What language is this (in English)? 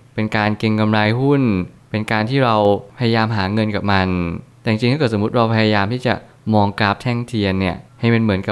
Thai